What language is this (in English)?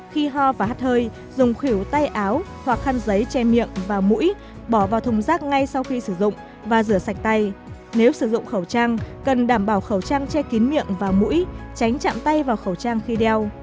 Vietnamese